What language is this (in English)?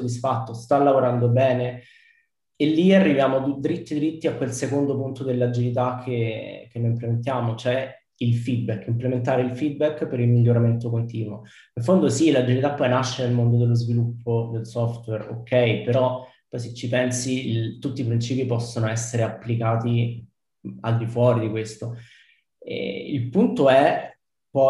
Italian